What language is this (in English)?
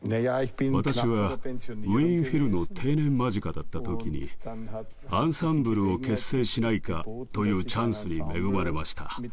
Japanese